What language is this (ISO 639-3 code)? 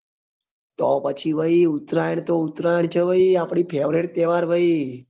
guj